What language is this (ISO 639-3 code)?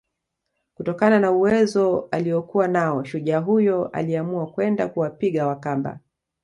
swa